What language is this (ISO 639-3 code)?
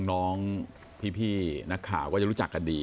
tha